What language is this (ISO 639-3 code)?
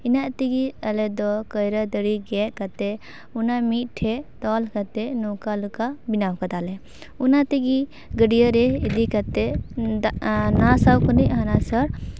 sat